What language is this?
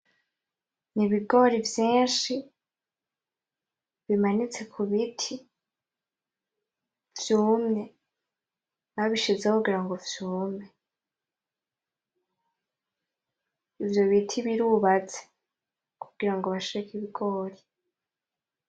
Rundi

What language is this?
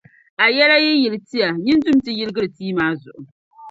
Dagbani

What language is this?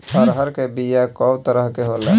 Bhojpuri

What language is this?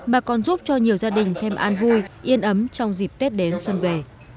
Vietnamese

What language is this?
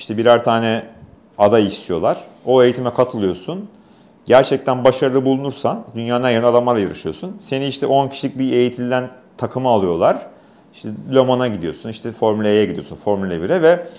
Turkish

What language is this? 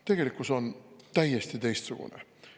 Estonian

